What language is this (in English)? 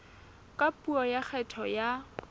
Southern Sotho